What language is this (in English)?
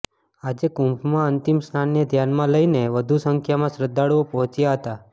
Gujarati